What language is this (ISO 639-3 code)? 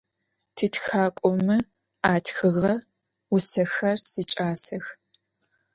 ady